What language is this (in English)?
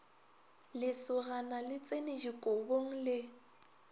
Northern Sotho